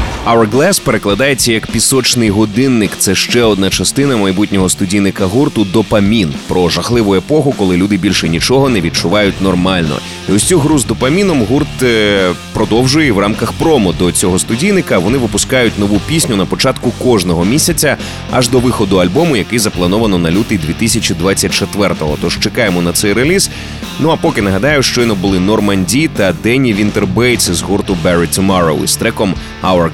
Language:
Ukrainian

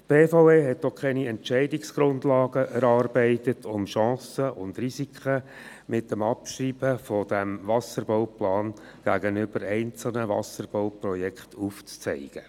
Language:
Swiss German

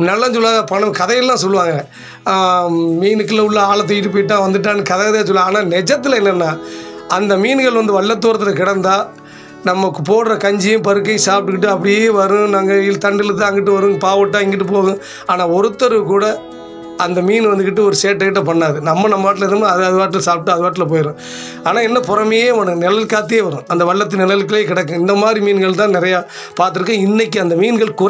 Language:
Tamil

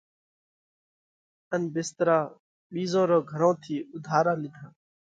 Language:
Parkari Koli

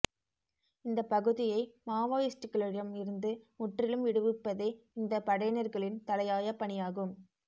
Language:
Tamil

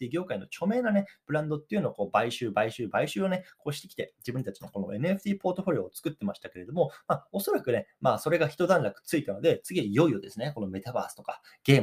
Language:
Japanese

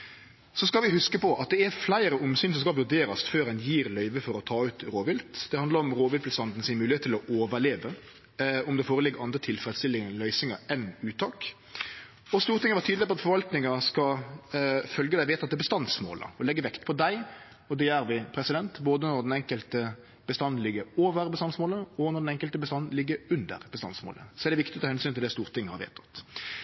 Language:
Norwegian Nynorsk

